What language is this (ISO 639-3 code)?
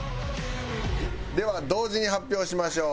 jpn